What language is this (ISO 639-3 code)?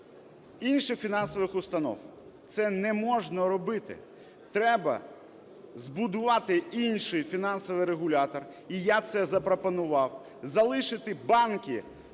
ukr